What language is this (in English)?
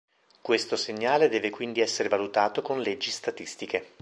Italian